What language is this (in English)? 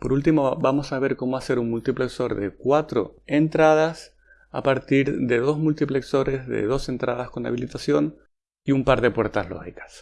Spanish